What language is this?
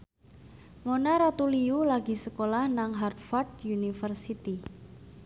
Javanese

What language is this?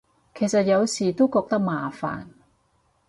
Cantonese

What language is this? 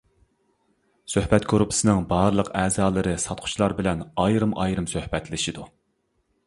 Uyghur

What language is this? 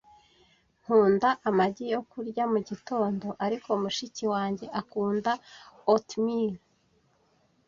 Kinyarwanda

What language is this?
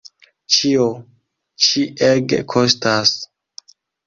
Esperanto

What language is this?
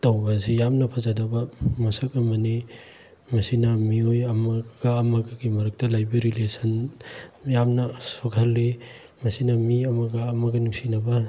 Manipuri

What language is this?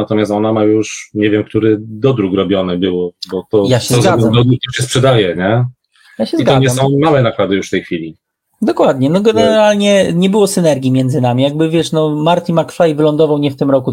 Polish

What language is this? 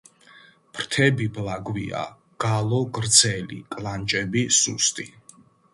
Georgian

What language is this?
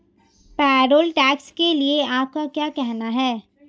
Hindi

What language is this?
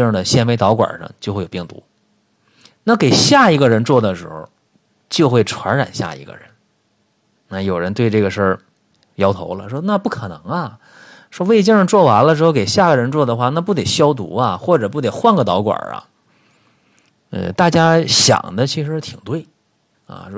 Chinese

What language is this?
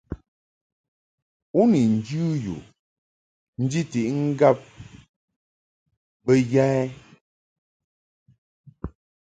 Mungaka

